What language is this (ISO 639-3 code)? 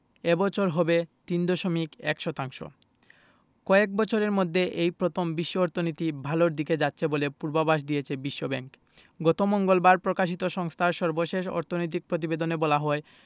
ben